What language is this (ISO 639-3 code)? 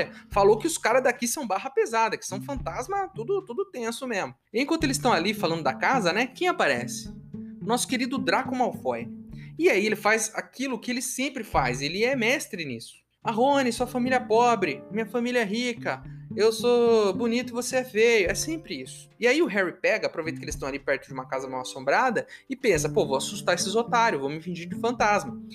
por